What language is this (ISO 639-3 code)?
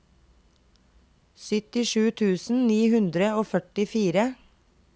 nor